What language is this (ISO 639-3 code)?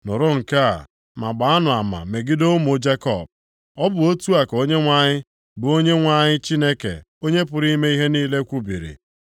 ibo